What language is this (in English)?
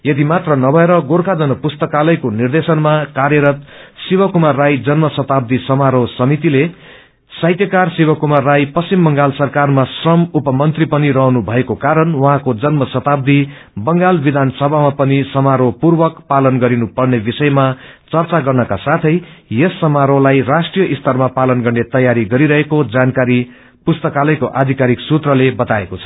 Nepali